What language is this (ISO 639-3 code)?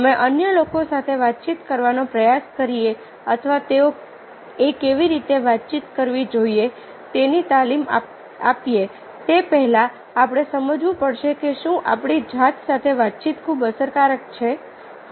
guj